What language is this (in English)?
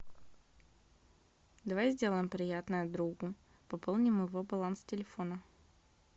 Russian